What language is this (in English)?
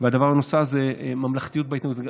Hebrew